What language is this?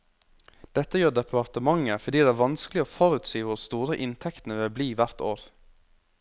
Norwegian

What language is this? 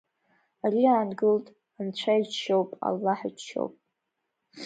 Abkhazian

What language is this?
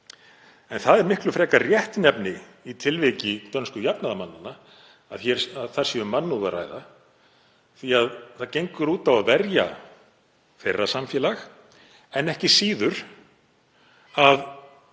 Icelandic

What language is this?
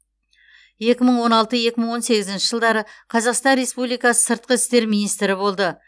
Kazakh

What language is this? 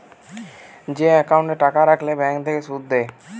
Bangla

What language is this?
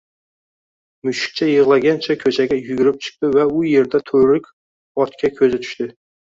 Uzbek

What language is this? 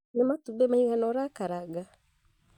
Kikuyu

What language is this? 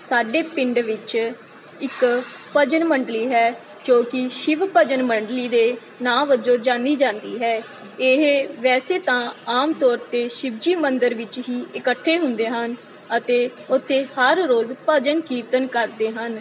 Punjabi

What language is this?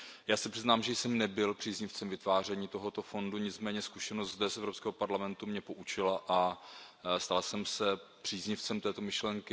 Czech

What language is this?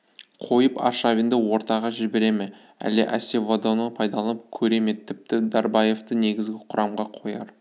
Kazakh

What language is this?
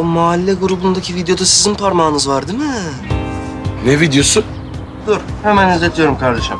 Turkish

